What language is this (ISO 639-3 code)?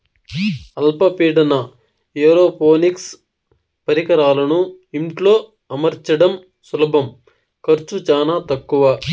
tel